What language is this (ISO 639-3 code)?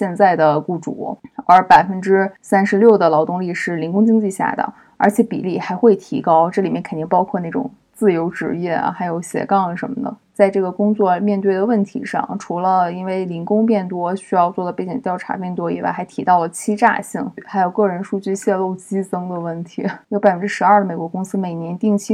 zho